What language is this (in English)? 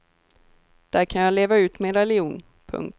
Swedish